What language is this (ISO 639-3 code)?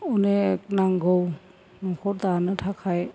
brx